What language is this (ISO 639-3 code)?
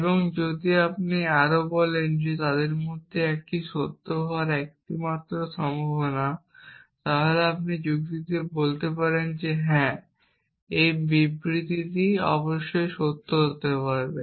ben